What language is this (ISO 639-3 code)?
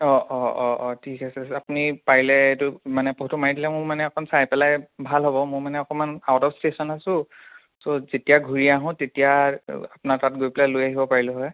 asm